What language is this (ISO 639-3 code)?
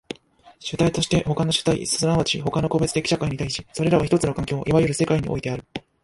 jpn